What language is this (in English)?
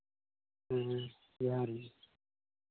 Santali